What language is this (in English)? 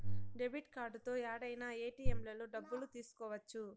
Telugu